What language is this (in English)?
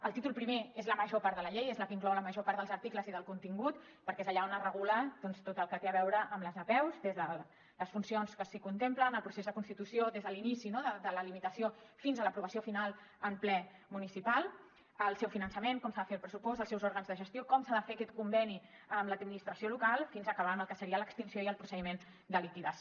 Catalan